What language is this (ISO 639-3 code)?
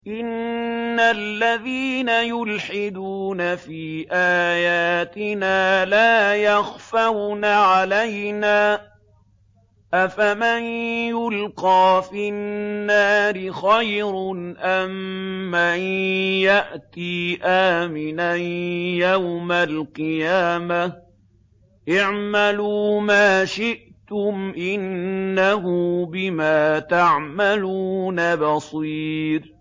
ara